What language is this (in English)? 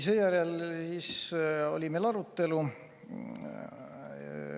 Estonian